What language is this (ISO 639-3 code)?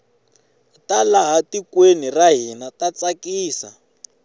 tso